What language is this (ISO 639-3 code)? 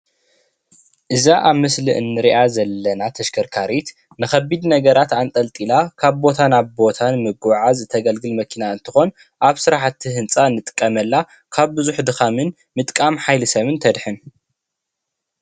tir